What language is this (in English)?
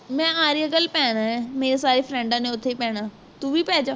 Punjabi